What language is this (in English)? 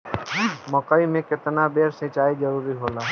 Bhojpuri